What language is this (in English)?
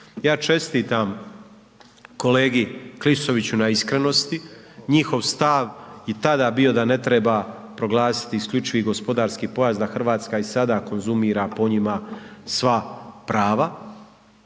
Croatian